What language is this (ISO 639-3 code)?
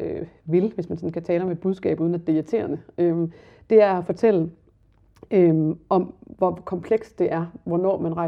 dan